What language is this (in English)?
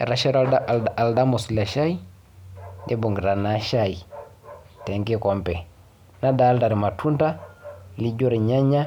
Masai